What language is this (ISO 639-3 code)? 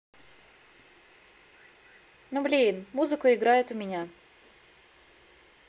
rus